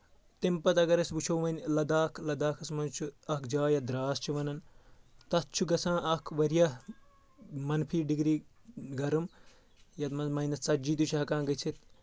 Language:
Kashmiri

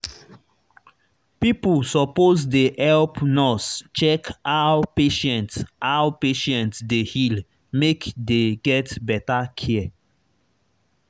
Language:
Nigerian Pidgin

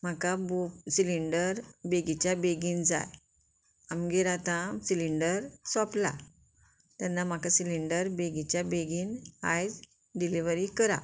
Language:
Konkani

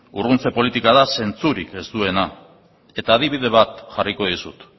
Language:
Basque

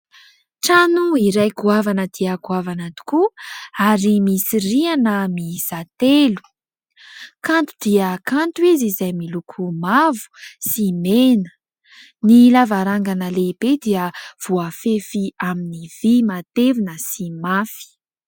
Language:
Malagasy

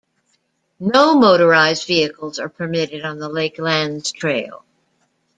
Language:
English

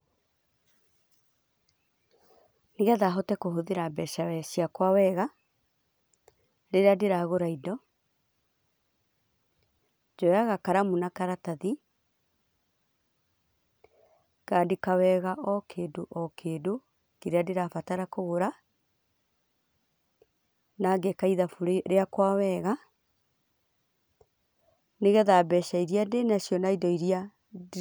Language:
Kikuyu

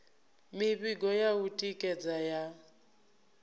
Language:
Venda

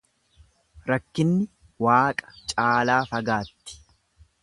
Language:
Oromo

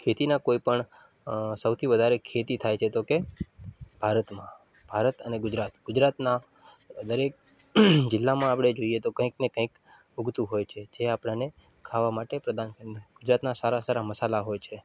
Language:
Gujarati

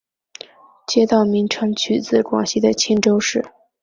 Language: Chinese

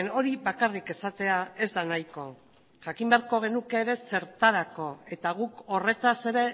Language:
Basque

